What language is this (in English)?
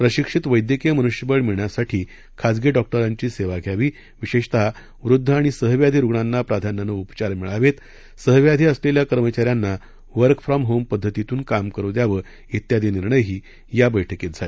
Marathi